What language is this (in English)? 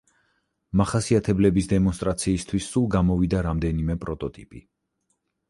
Georgian